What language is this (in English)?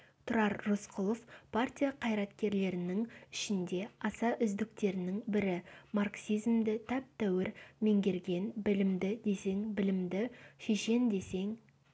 Kazakh